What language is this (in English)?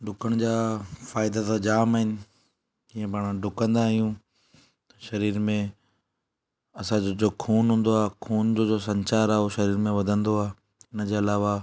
Sindhi